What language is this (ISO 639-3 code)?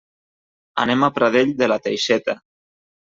cat